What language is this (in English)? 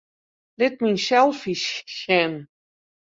Western Frisian